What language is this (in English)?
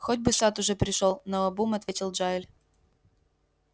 Russian